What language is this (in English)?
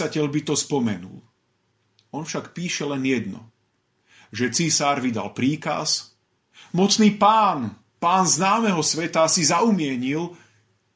Slovak